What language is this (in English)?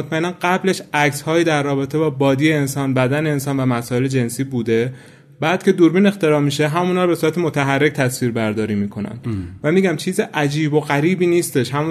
Persian